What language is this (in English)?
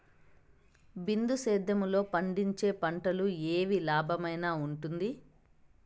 Telugu